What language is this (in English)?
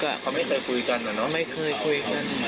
Thai